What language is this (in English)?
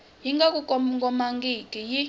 Tsonga